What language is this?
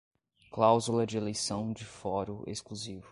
Portuguese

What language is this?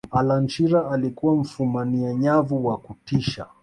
Swahili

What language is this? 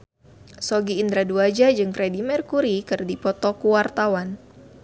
Sundanese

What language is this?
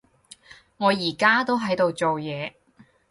Cantonese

